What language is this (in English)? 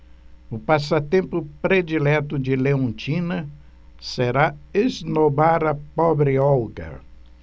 Portuguese